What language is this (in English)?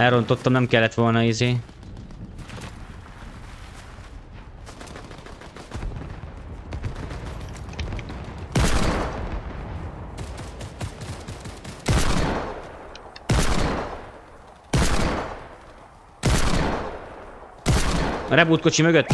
Hungarian